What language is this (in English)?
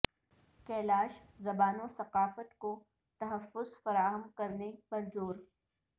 Urdu